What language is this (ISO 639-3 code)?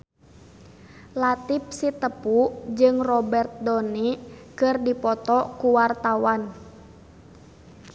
sun